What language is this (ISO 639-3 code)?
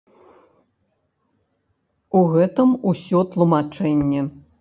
bel